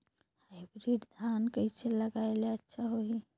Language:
Chhattisgarhi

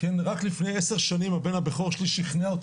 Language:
Hebrew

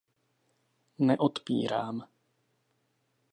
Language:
Czech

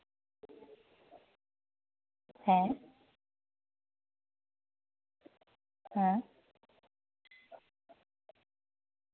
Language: Santali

